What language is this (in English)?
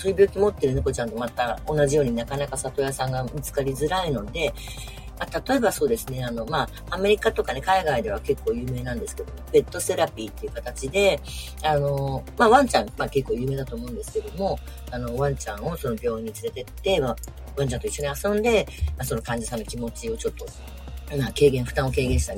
Japanese